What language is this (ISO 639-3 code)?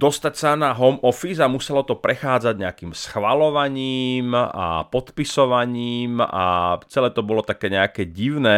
slk